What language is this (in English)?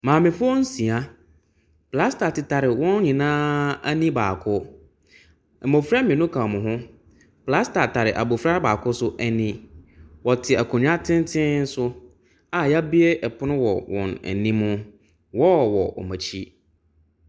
Akan